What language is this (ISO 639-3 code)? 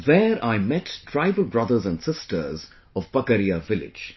eng